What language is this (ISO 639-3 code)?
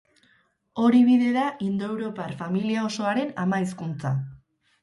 eus